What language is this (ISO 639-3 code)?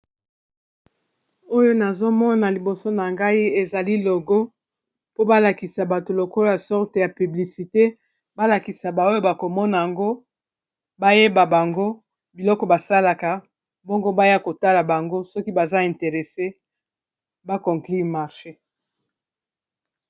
lin